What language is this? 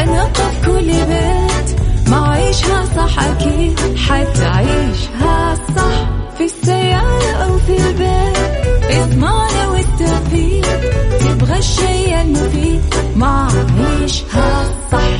Arabic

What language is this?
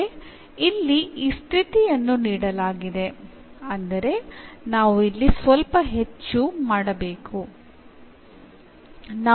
Kannada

